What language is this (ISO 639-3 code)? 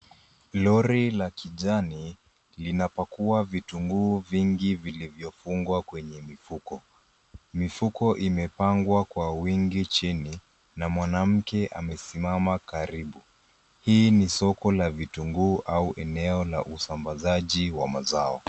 swa